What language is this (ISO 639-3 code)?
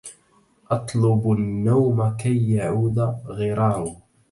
ara